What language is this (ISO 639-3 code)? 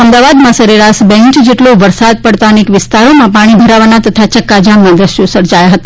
guj